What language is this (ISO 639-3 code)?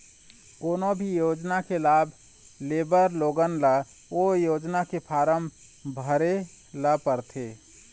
hne